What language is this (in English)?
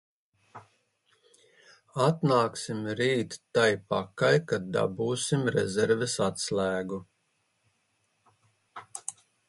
Latvian